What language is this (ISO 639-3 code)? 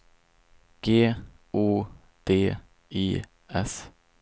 swe